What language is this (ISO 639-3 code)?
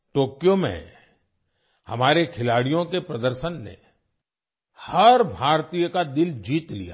hin